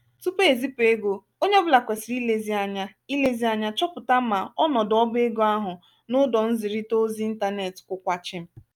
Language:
Igbo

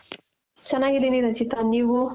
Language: Kannada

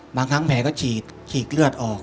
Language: Thai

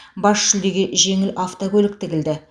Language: Kazakh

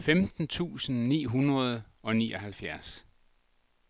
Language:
Danish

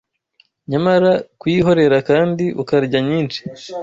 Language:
Kinyarwanda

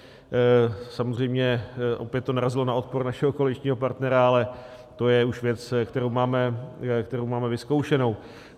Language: Czech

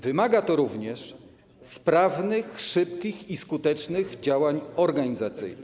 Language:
Polish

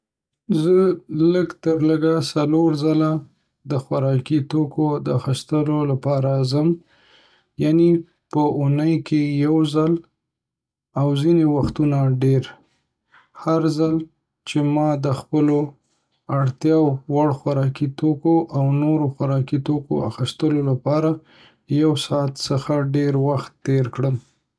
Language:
Pashto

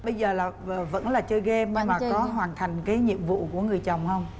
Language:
Vietnamese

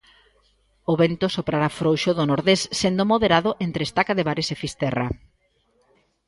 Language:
Galician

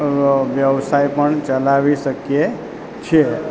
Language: Gujarati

